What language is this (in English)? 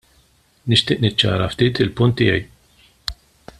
Maltese